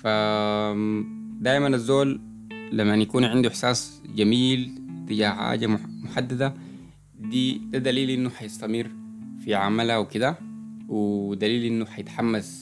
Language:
Arabic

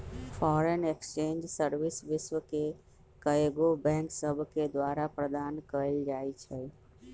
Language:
Magahi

